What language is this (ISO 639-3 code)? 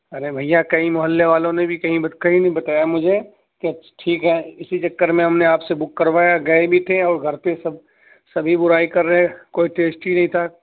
urd